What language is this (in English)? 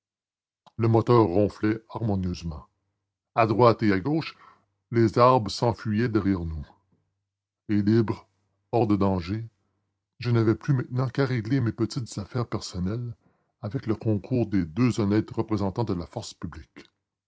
French